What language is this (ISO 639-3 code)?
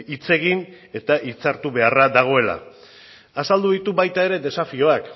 eus